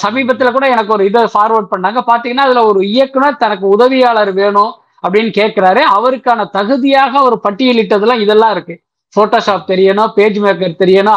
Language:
Tamil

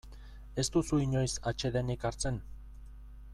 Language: Basque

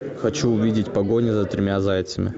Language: Russian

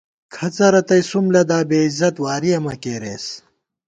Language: Gawar-Bati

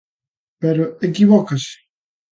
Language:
Galician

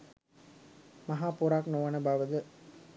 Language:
Sinhala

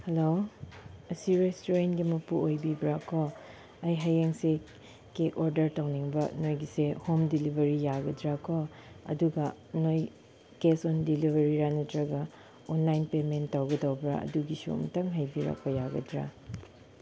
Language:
Manipuri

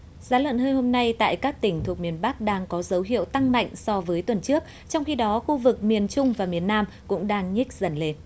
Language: Vietnamese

